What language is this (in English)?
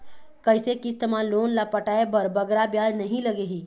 Chhattisgarhi